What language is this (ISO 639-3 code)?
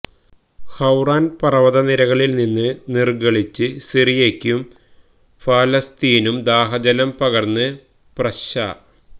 mal